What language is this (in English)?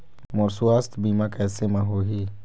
Chhattisgarhi